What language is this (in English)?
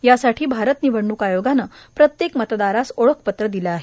Marathi